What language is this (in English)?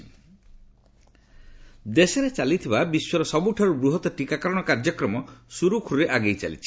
Odia